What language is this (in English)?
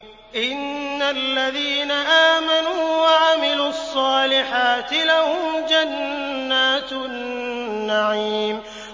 Arabic